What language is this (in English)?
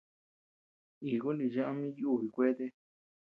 Tepeuxila Cuicatec